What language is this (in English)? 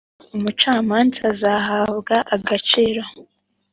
Kinyarwanda